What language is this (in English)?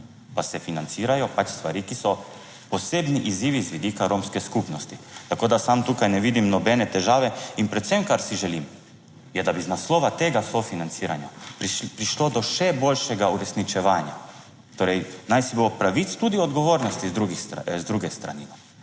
Slovenian